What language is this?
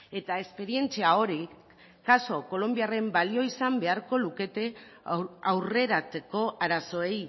Basque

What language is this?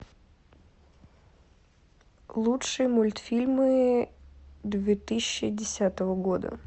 Russian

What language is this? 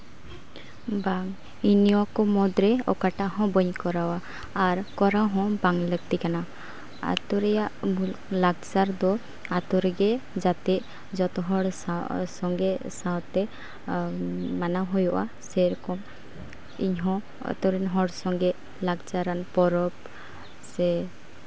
Santali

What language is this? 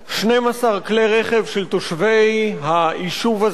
Hebrew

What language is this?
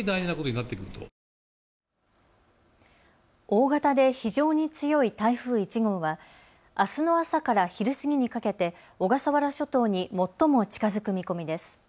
Japanese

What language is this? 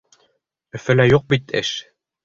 Bashkir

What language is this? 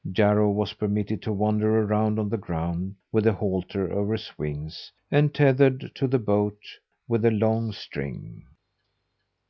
English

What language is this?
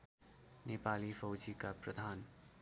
Nepali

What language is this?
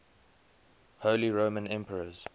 English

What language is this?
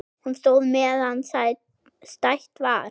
Icelandic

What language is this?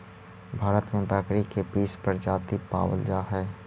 Magahi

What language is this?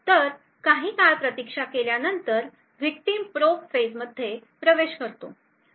Marathi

